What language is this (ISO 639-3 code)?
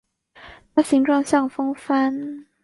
zho